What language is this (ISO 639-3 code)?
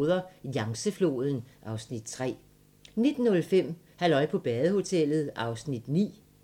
dan